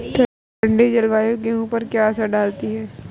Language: Hindi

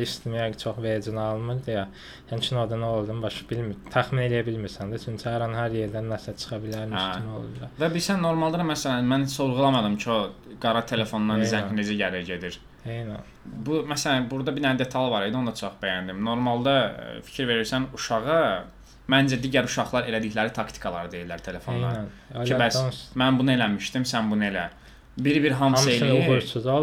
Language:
Turkish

